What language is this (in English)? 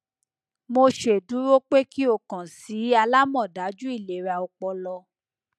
Yoruba